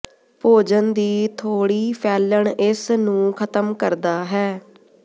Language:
Punjabi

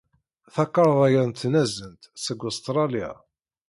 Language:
Kabyle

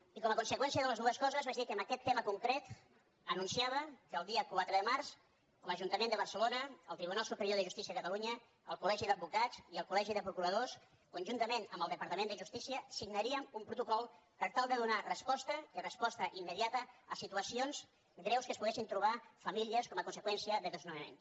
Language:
Catalan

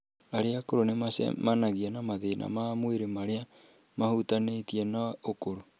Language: Kikuyu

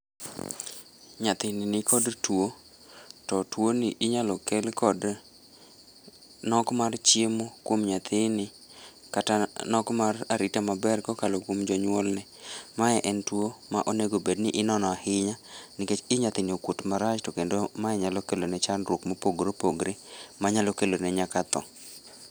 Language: Luo (Kenya and Tanzania)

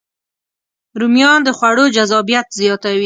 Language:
Pashto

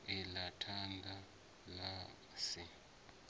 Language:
Venda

